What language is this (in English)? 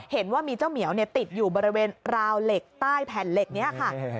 Thai